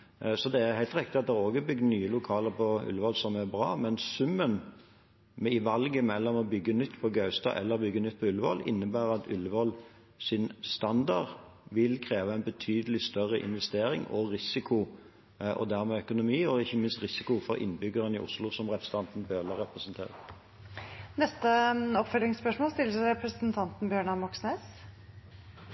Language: Norwegian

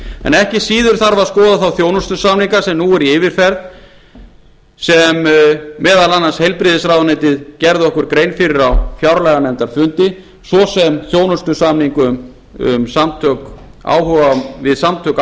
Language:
Icelandic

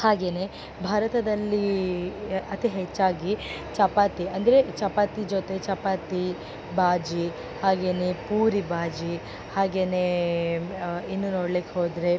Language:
Kannada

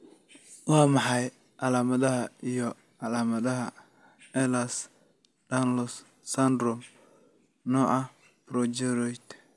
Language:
Somali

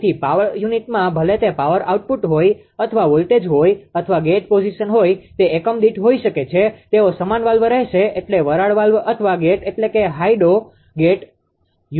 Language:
Gujarati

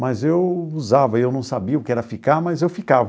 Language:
Portuguese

